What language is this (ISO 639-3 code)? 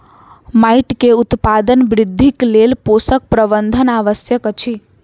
mai